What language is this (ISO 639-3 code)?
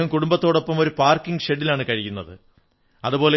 mal